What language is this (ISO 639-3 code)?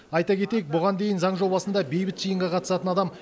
kaz